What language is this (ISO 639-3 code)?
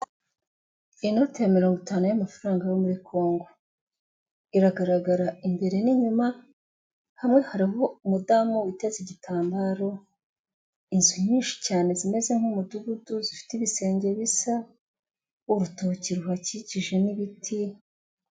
kin